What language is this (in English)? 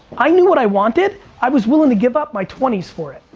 English